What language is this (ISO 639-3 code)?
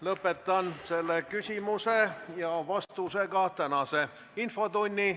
est